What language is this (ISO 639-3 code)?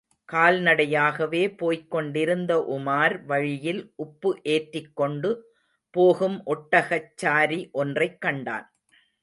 tam